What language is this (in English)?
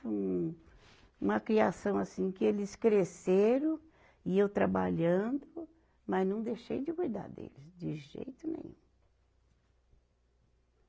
Portuguese